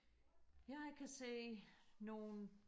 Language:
Danish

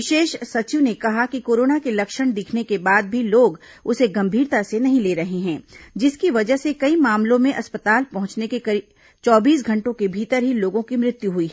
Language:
Hindi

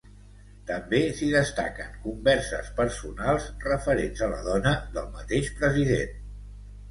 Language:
Catalan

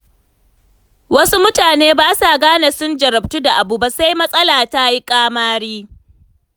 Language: Hausa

